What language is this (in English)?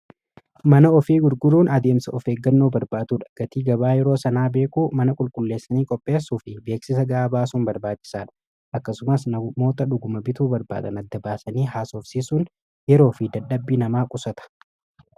Oromo